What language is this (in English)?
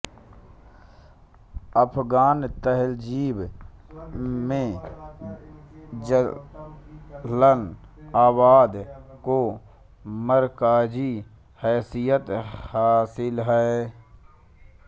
Hindi